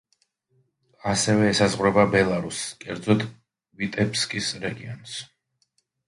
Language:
Georgian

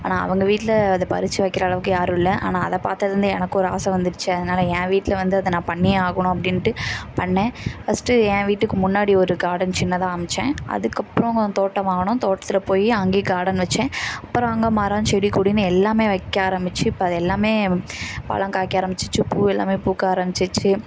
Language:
Tamil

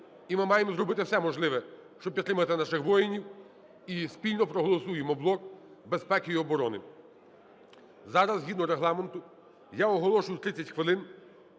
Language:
Ukrainian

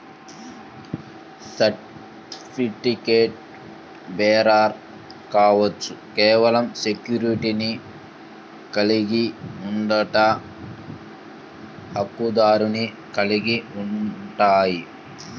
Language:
Telugu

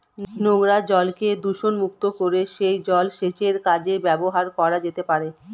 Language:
Bangla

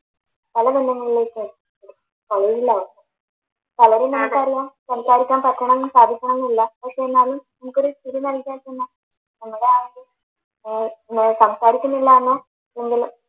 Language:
Malayalam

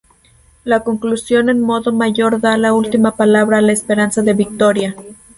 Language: Spanish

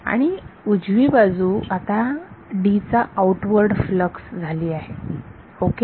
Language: Marathi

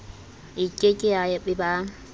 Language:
Southern Sotho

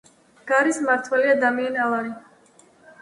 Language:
Georgian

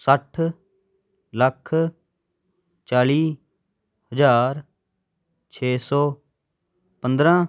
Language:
Punjabi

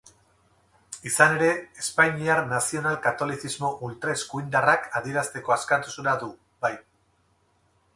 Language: Basque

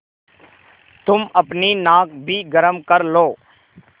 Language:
Hindi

